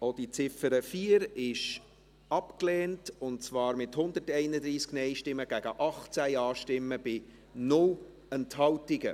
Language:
Swiss German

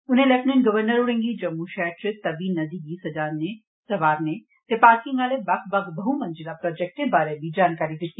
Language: Dogri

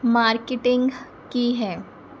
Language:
Punjabi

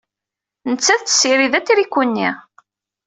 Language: Kabyle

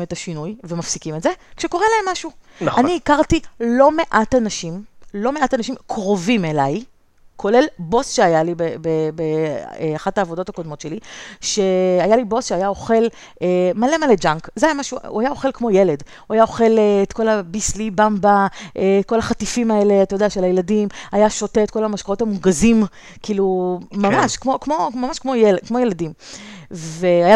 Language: Hebrew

